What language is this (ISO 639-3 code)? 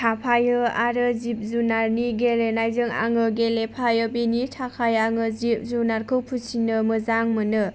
brx